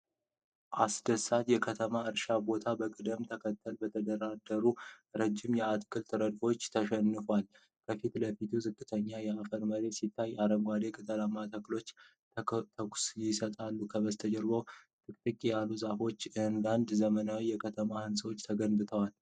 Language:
Amharic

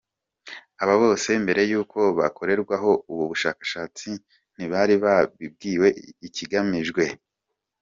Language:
Kinyarwanda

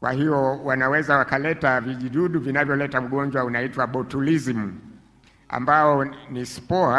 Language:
Swahili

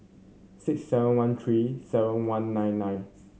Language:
English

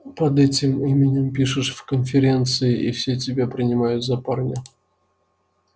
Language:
Russian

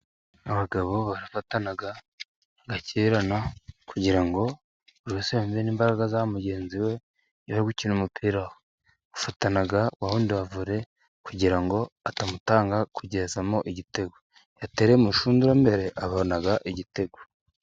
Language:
Kinyarwanda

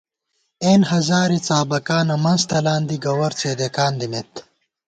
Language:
Gawar-Bati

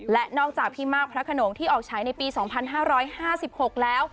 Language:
Thai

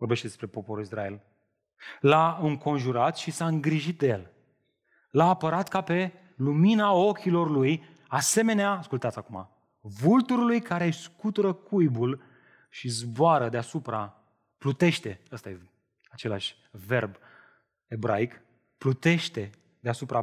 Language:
Romanian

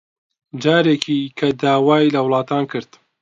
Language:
Central Kurdish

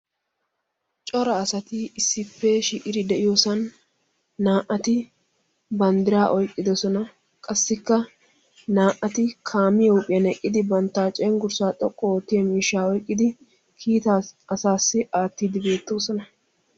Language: Wolaytta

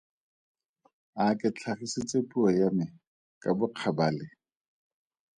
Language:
Tswana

